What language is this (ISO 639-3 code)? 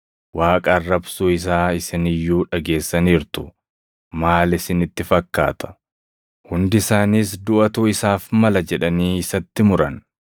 orm